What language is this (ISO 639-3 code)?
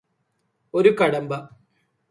mal